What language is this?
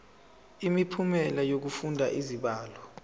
Zulu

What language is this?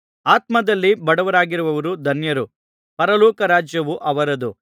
Kannada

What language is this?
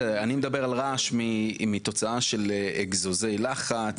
Hebrew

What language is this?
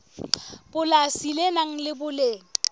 Southern Sotho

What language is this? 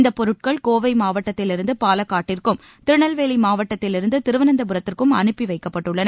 Tamil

